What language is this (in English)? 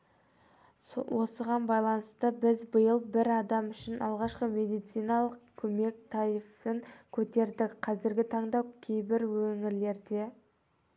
Kazakh